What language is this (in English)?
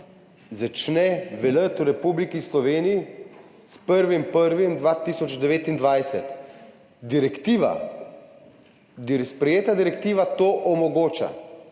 Slovenian